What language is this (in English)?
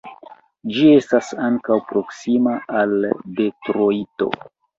Esperanto